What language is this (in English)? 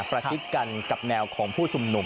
Thai